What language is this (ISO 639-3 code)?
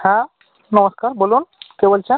ben